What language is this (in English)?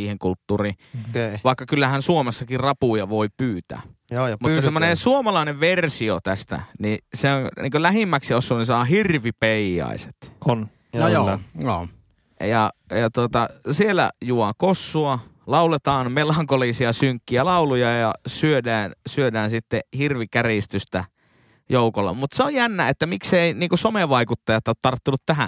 Finnish